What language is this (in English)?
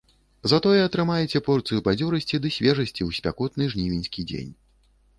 Belarusian